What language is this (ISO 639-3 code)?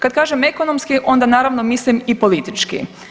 hrv